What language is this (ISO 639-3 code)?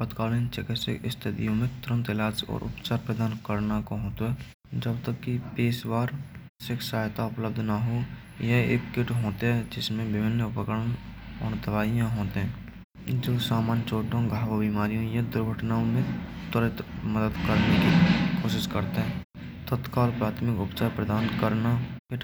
bra